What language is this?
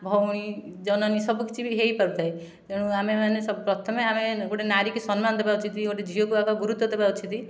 Odia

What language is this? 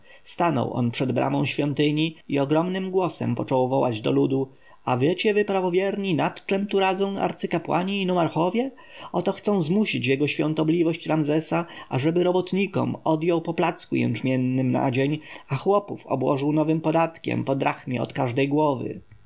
Polish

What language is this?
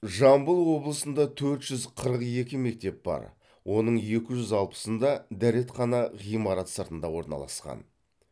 Kazakh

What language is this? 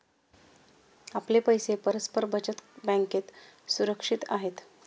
Marathi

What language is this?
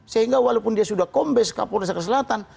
Indonesian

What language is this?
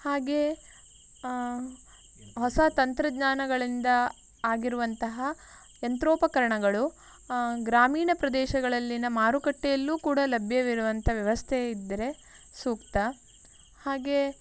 Kannada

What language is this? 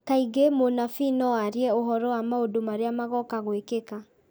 Kikuyu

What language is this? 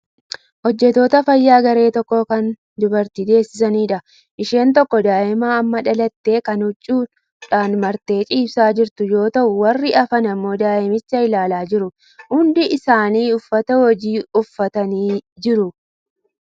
Oromo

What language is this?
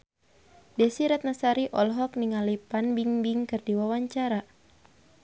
Sundanese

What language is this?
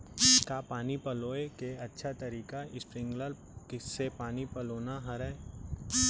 Chhattisgarhi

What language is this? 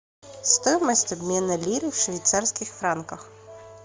Russian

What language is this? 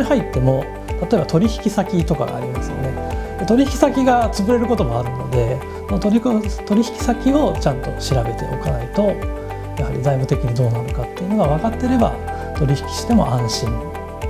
Japanese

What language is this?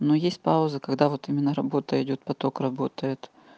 Russian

